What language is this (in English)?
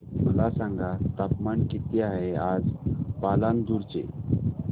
Marathi